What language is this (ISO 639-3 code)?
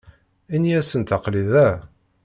kab